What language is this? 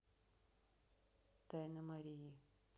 Russian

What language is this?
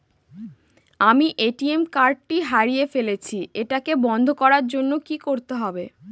Bangla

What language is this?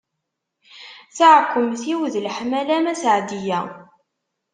Kabyle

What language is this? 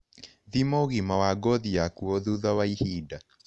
Kikuyu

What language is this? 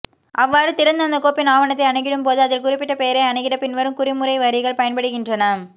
Tamil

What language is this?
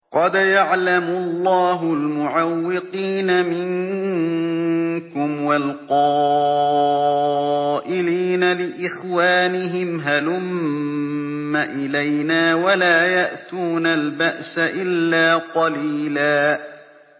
Arabic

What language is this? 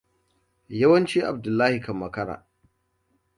Hausa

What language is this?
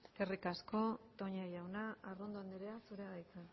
Basque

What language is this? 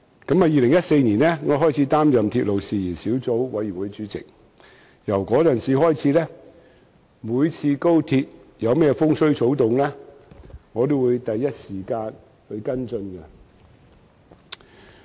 Cantonese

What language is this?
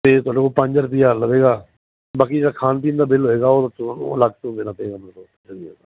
Punjabi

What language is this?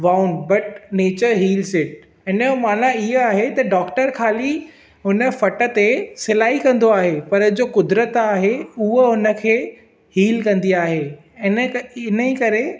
Sindhi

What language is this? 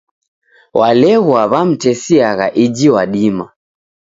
Taita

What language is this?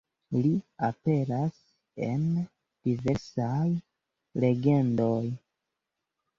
Esperanto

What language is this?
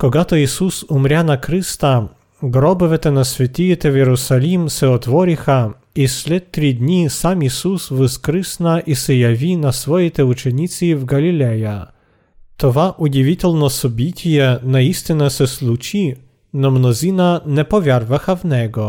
Bulgarian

